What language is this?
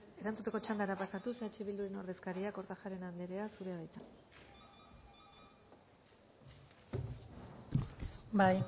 Basque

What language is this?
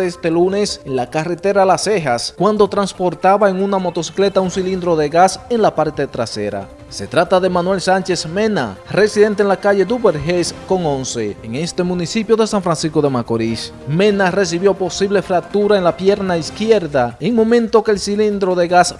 Spanish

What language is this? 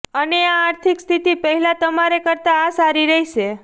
Gujarati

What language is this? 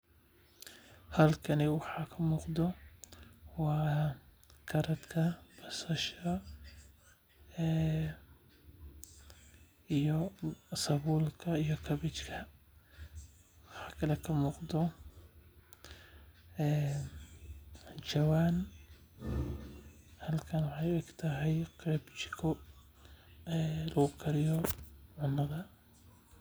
Somali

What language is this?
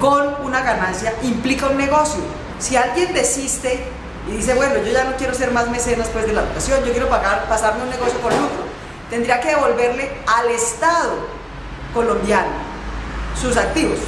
Spanish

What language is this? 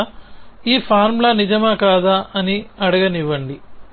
Telugu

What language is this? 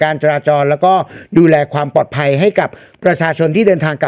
Thai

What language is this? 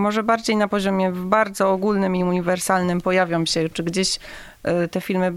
Polish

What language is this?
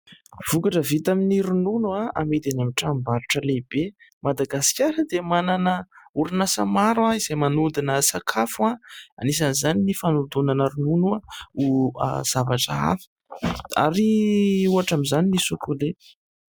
Malagasy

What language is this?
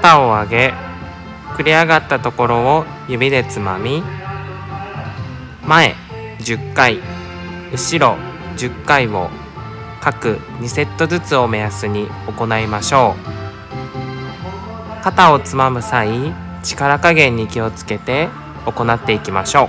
Japanese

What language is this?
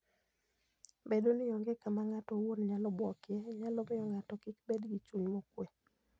Luo (Kenya and Tanzania)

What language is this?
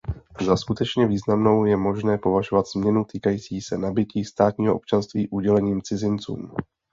Czech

